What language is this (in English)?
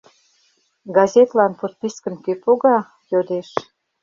Mari